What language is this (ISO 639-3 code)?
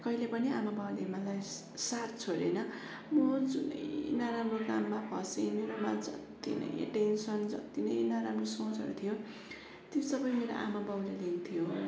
nep